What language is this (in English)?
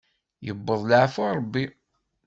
Kabyle